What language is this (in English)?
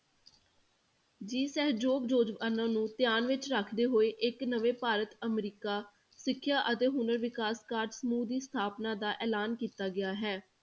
Punjabi